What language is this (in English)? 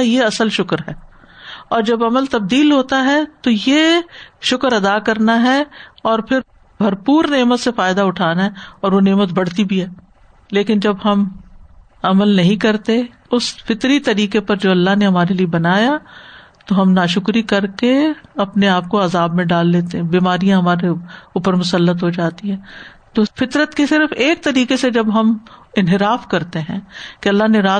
Urdu